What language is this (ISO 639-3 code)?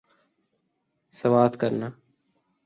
urd